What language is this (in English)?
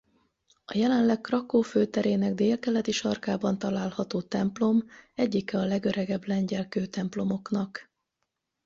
Hungarian